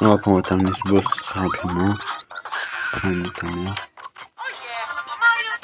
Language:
French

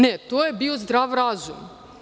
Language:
Serbian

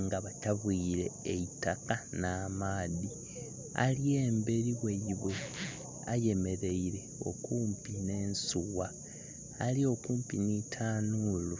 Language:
Soga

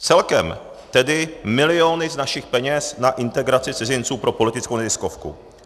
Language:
Czech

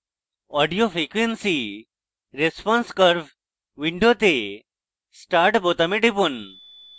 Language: Bangla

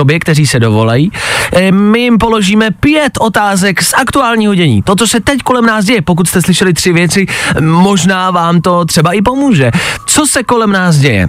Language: Czech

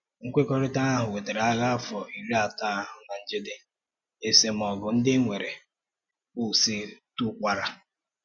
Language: Igbo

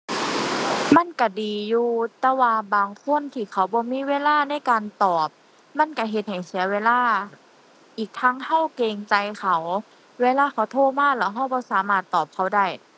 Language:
Thai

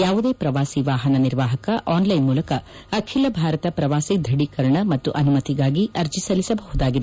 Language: Kannada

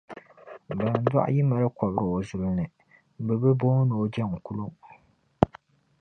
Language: Dagbani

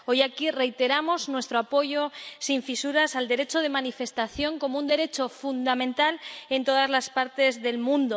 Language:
Spanish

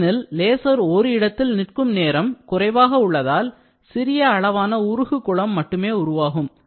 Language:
Tamil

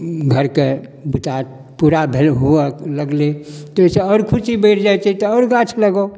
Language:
Maithili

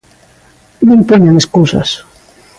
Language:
Galician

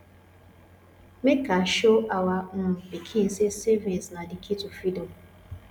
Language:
Nigerian Pidgin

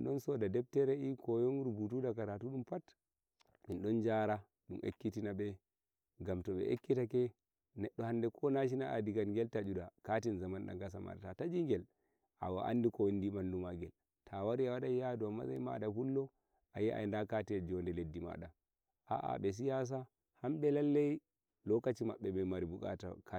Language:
Nigerian Fulfulde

